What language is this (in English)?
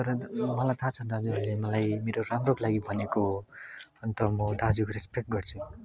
Nepali